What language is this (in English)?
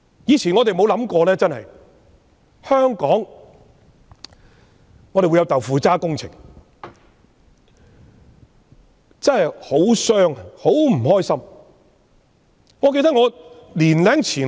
Cantonese